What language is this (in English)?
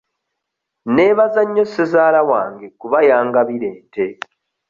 Ganda